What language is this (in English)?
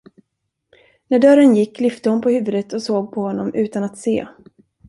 Swedish